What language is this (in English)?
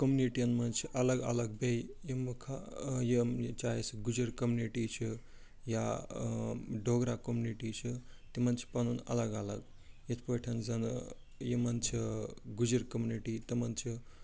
Kashmiri